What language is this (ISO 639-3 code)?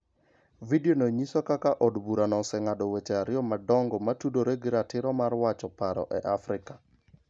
luo